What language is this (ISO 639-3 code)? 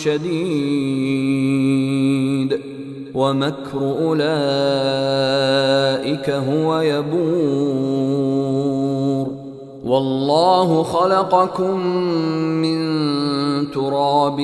ara